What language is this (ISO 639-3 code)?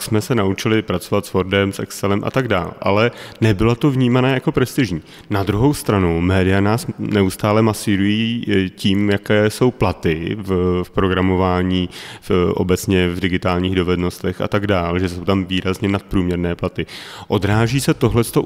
ces